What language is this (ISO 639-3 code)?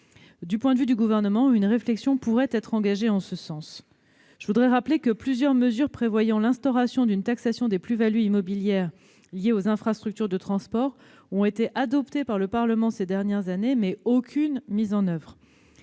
fra